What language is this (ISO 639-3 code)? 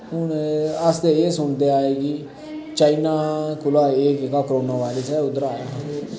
doi